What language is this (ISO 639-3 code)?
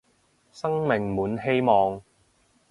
yue